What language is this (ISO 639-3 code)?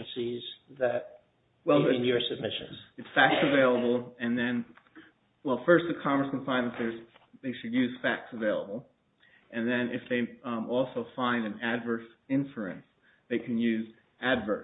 eng